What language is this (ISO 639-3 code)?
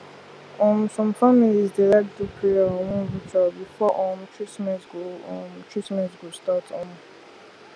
pcm